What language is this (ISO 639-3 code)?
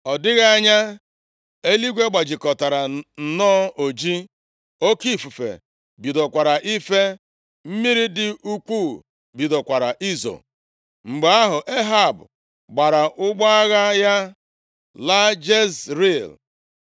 ibo